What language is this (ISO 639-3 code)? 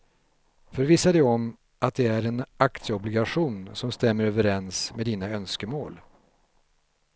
swe